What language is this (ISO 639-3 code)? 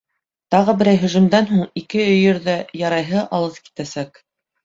bak